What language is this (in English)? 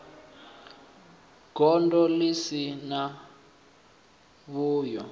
Venda